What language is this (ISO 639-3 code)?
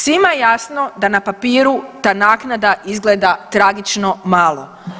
hrv